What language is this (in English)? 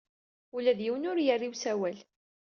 Kabyle